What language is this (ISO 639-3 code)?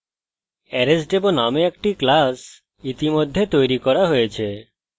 ben